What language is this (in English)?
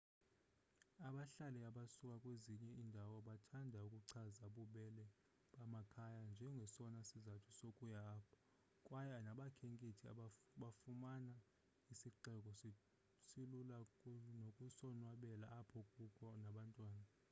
Xhosa